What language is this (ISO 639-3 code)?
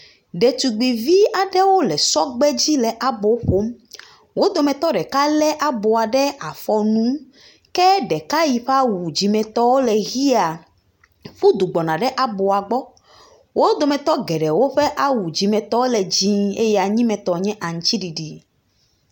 ewe